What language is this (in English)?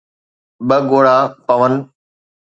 Sindhi